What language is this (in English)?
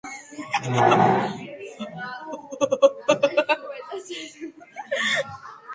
Georgian